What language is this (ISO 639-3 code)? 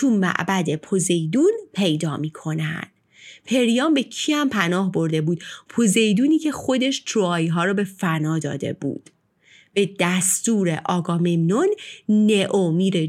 fas